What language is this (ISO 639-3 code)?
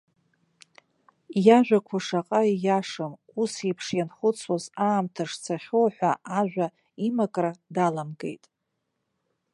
abk